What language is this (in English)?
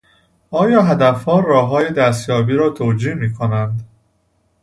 Persian